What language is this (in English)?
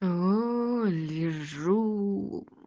Russian